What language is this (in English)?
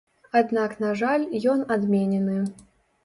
Belarusian